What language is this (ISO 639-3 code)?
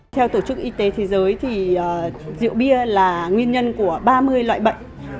vie